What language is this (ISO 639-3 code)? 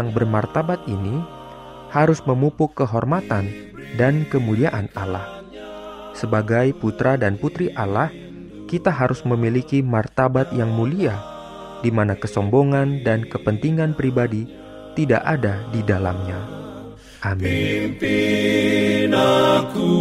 ind